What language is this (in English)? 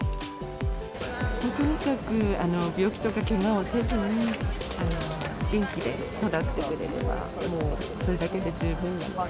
Japanese